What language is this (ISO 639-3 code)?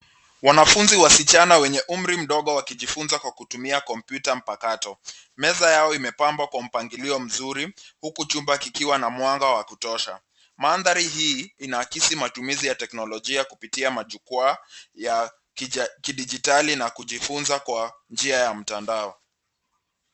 swa